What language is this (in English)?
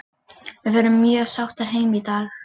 Icelandic